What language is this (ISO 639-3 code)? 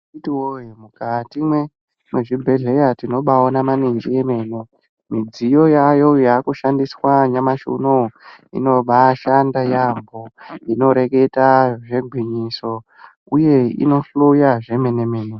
ndc